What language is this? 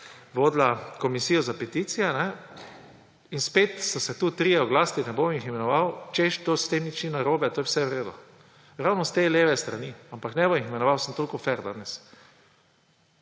Slovenian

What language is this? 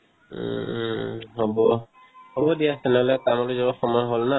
Assamese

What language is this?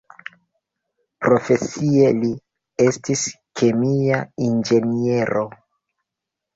Esperanto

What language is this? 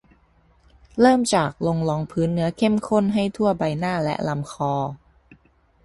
Thai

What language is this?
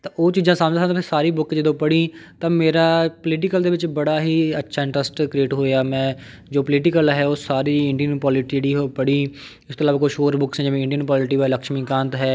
Punjabi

